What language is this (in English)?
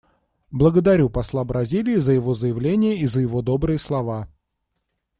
Russian